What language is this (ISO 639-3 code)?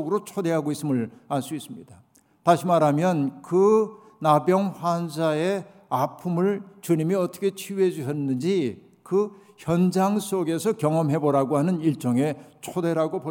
kor